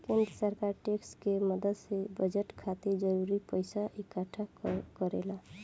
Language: Bhojpuri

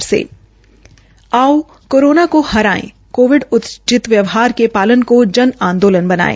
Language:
Hindi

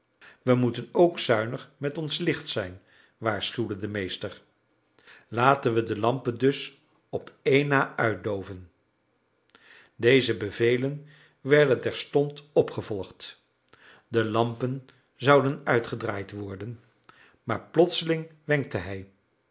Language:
Dutch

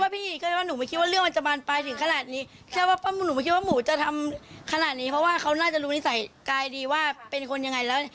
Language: Thai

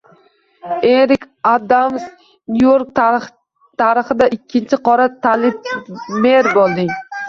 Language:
Uzbek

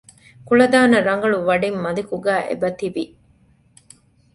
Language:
Divehi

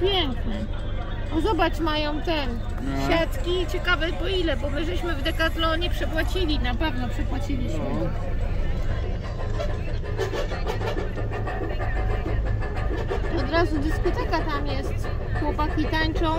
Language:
Polish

